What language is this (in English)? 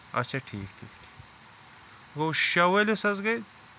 Kashmiri